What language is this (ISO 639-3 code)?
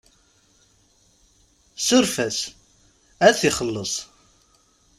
kab